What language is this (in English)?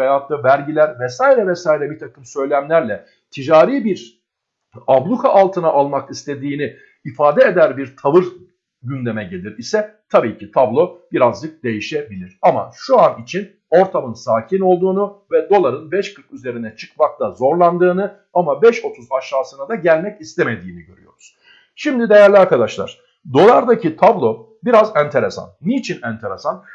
Turkish